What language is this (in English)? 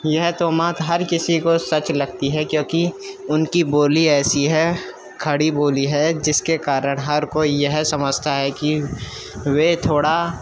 Urdu